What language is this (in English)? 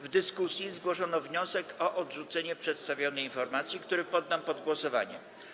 Polish